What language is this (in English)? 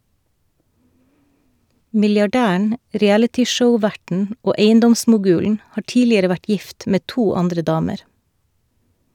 Norwegian